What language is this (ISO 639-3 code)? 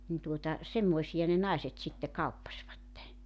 fin